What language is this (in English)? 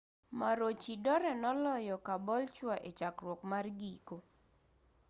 Luo (Kenya and Tanzania)